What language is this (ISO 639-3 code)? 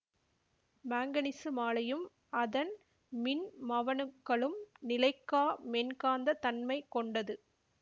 tam